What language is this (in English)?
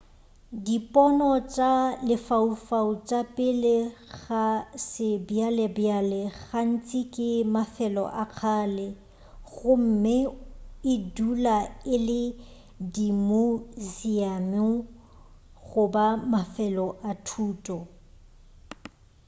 Northern Sotho